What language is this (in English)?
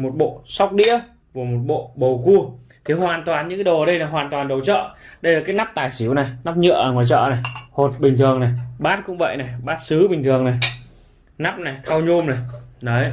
Vietnamese